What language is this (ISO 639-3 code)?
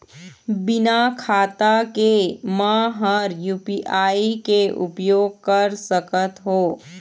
hne